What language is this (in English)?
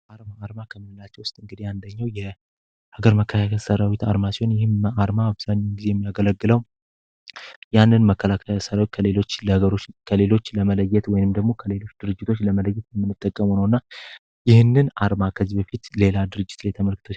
Amharic